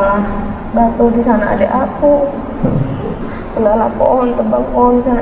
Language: Indonesian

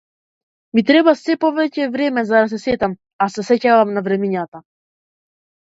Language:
Macedonian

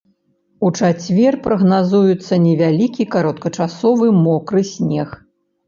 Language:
Belarusian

